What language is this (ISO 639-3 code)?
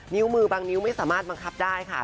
tha